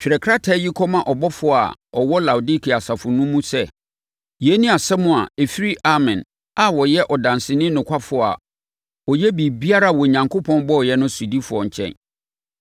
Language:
Akan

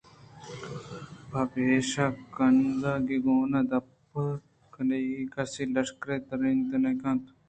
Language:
Eastern Balochi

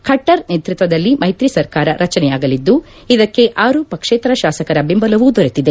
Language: Kannada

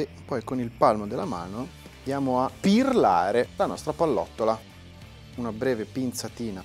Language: Italian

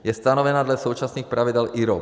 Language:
Czech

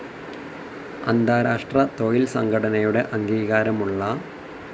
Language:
Malayalam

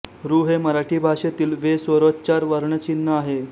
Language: Marathi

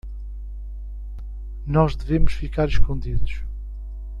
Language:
Portuguese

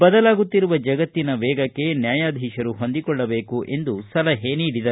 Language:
Kannada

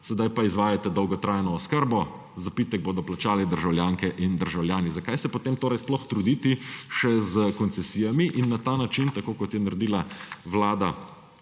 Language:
Slovenian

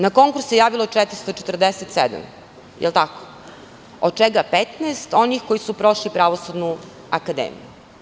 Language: Serbian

